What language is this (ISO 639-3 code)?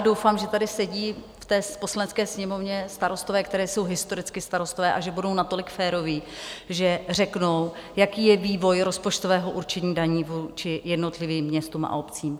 ces